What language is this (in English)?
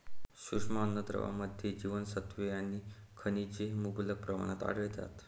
Marathi